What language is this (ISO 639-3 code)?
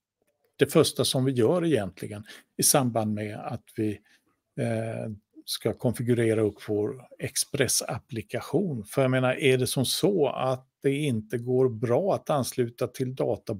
swe